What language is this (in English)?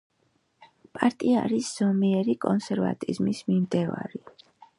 Georgian